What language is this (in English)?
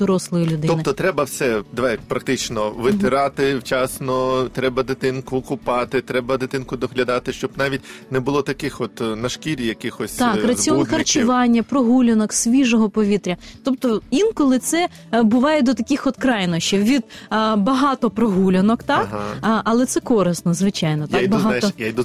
Ukrainian